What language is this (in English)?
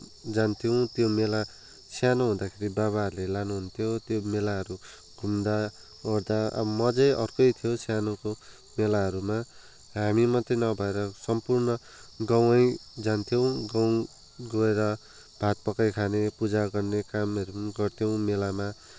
Nepali